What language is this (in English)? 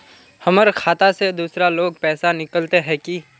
Magahi